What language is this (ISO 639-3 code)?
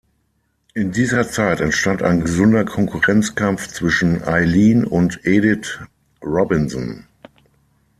deu